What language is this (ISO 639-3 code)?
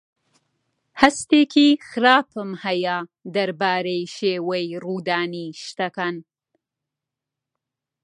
ckb